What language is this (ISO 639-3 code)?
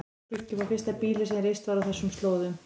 isl